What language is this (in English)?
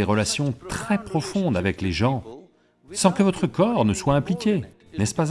French